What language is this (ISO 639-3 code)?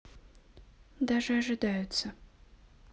rus